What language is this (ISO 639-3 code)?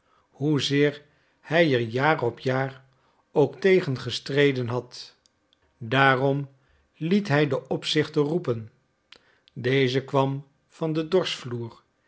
nld